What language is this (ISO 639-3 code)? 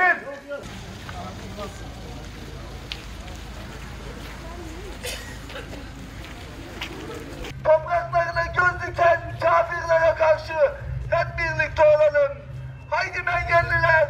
tur